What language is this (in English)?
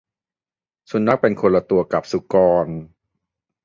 Thai